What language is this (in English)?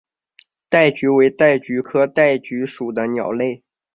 Chinese